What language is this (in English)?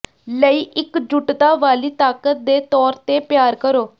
Punjabi